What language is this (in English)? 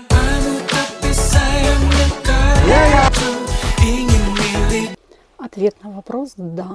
Russian